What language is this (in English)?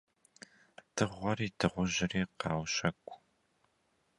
Kabardian